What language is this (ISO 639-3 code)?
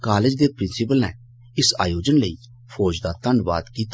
doi